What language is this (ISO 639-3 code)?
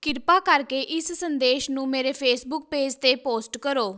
pan